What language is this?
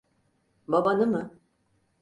Turkish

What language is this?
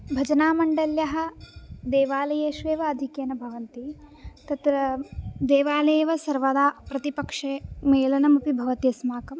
Sanskrit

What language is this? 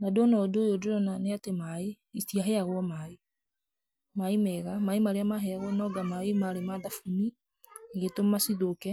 Kikuyu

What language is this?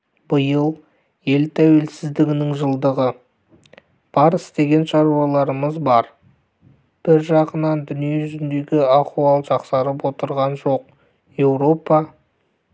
Kazakh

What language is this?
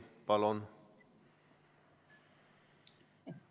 Estonian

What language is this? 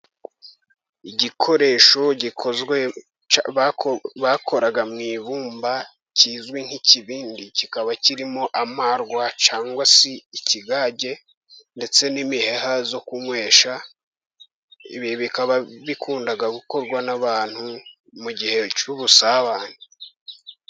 Kinyarwanda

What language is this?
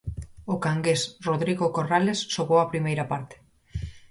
Galician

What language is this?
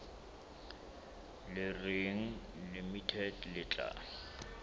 Southern Sotho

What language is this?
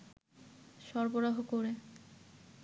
Bangla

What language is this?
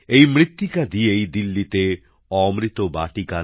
Bangla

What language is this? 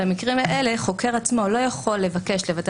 Hebrew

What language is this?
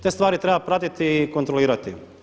Croatian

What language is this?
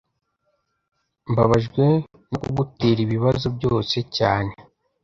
Kinyarwanda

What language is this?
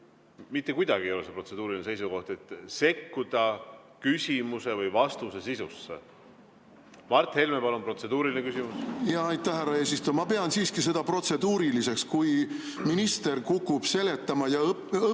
Estonian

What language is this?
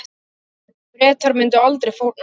Icelandic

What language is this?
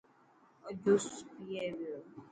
Dhatki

